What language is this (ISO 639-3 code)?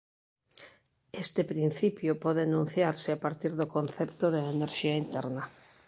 glg